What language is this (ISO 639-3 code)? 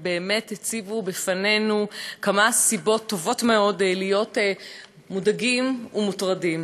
heb